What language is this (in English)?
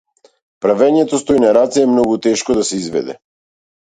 Macedonian